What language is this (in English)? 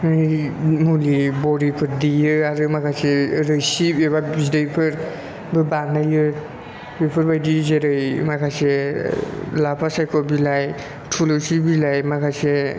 Bodo